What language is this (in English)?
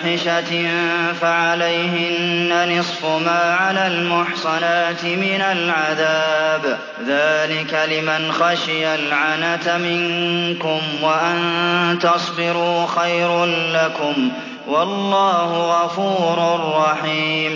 Arabic